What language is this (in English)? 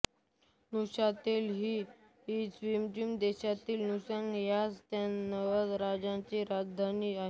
Marathi